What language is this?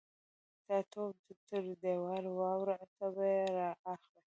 Pashto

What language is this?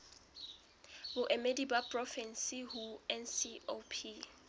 Southern Sotho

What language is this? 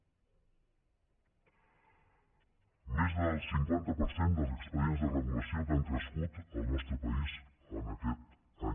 Catalan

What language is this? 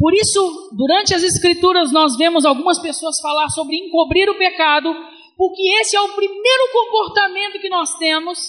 Portuguese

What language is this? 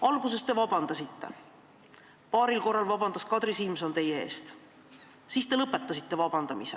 Estonian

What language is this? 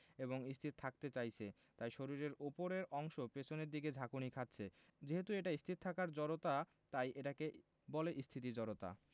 Bangla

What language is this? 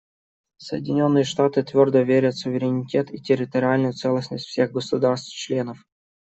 Russian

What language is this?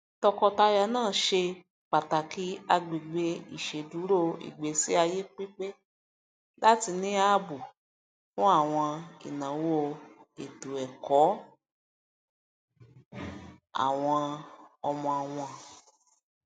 Yoruba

